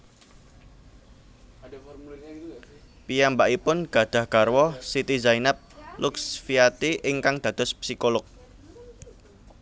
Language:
Javanese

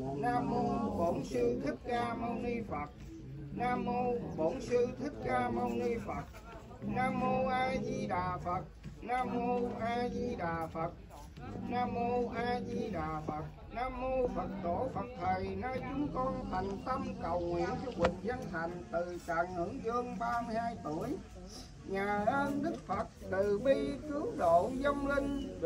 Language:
Vietnamese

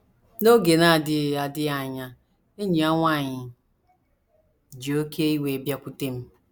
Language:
Igbo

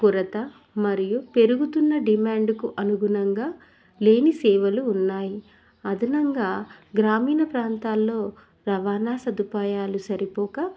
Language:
Telugu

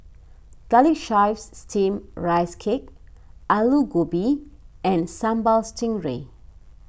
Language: English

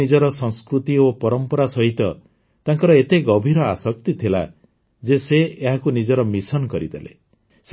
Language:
Odia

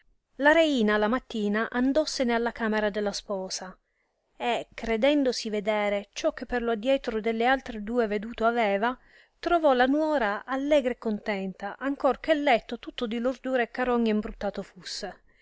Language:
Italian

